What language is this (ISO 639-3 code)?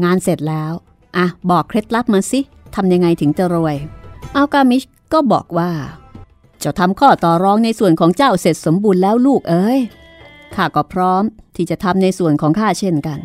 tha